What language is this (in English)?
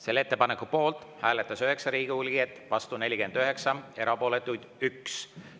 Estonian